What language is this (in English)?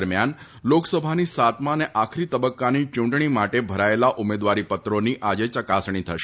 Gujarati